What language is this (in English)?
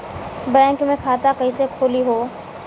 Bhojpuri